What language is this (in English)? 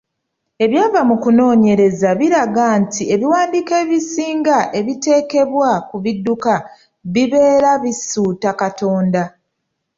Ganda